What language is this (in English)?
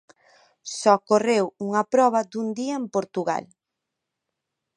Galician